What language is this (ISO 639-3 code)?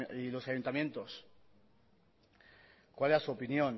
spa